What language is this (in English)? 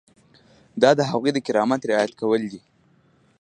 Pashto